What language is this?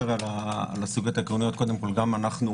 Hebrew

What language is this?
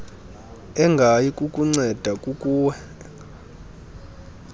Xhosa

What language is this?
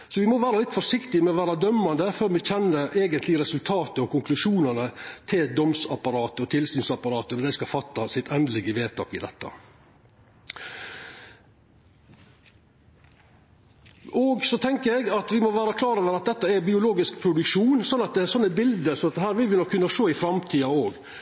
Norwegian Nynorsk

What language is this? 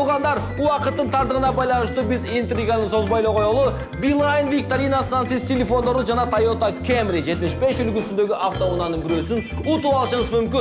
Russian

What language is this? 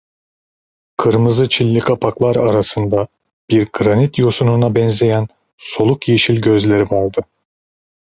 Turkish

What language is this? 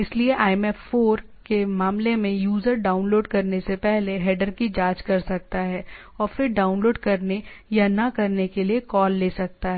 Hindi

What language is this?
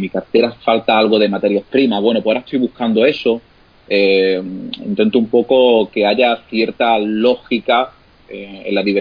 Spanish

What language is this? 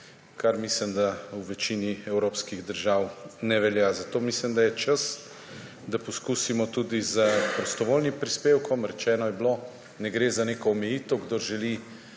Slovenian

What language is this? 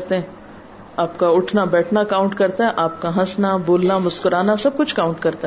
Urdu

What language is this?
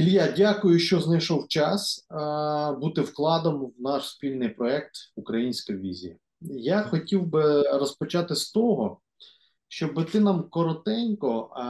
Ukrainian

